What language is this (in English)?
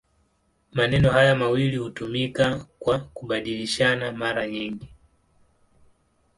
Swahili